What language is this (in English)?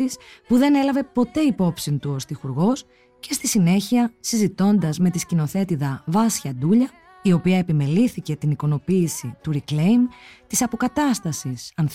Greek